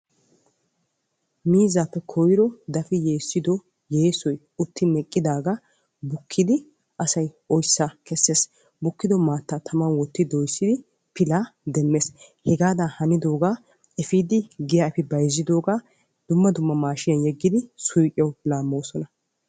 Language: Wolaytta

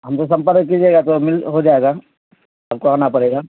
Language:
Urdu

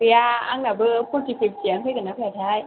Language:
Bodo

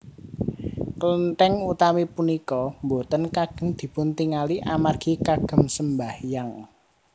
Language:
Javanese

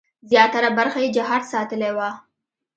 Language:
Pashto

